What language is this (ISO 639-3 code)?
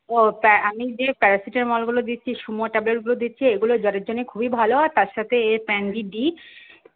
ben